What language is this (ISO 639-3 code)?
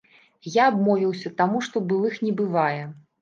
bel